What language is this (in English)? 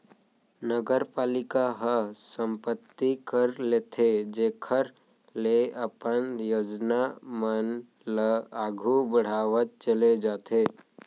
Chhattisgarhi